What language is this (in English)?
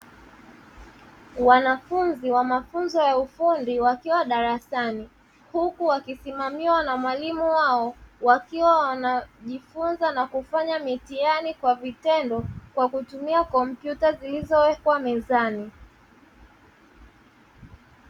Swahili